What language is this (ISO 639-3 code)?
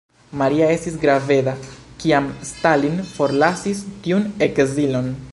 epo